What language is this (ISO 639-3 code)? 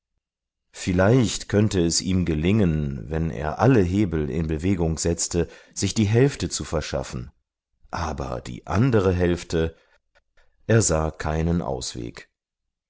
deu